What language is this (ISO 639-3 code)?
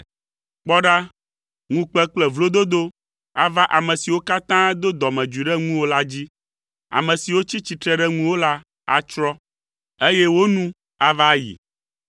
ewe